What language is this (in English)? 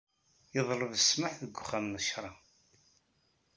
Kabyle